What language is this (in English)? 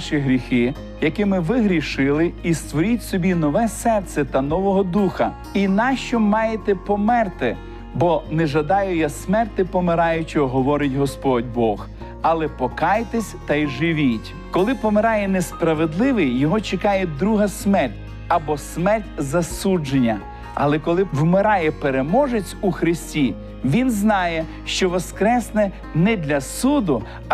Ukrainian